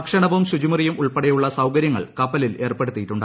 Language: Malayalam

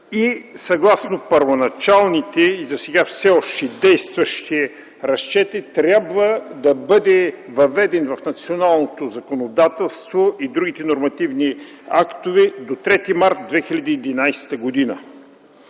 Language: Bulgarian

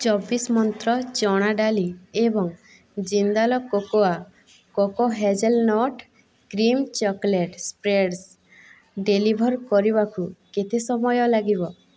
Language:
Odia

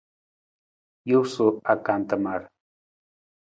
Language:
Nawdm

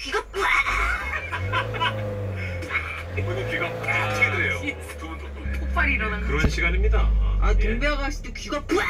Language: Korean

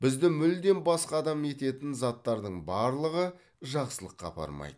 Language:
Kazakh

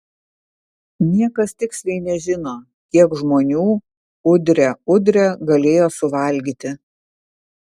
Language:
Lithuanian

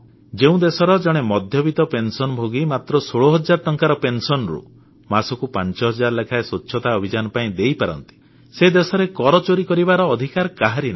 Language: Odia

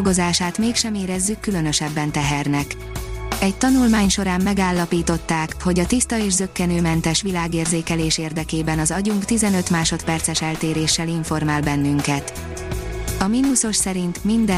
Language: Hungarian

